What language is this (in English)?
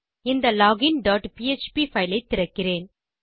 Tamil